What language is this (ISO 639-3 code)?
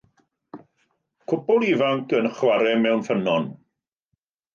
cym